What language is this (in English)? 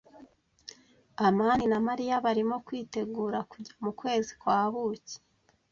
Kinyarwanda